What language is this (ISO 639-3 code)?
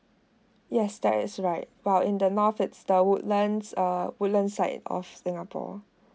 eng